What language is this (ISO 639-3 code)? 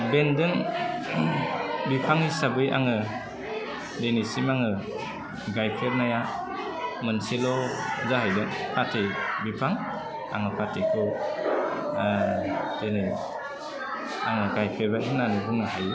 brx